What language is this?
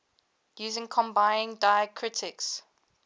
English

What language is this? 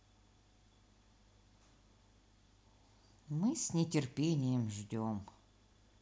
Russian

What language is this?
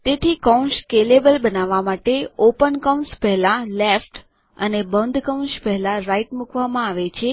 Gujarati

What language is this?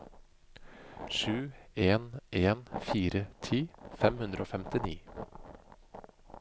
Norwegian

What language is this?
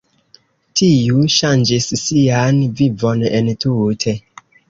Esperanto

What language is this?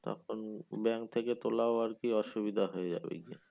Bangla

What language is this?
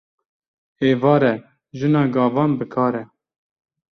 Kurdish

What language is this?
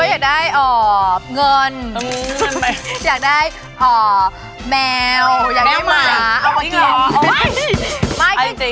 Thai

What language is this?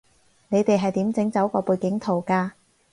Cantonese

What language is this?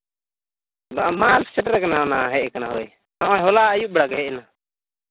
Santali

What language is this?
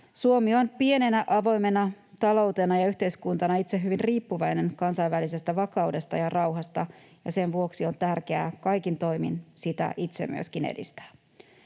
Finnish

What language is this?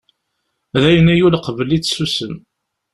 Kabyle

